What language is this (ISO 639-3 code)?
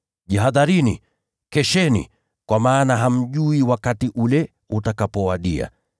swa